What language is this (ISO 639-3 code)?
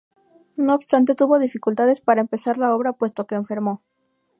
spa